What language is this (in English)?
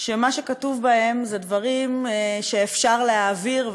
Hebrew